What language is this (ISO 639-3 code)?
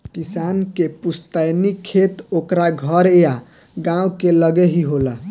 bho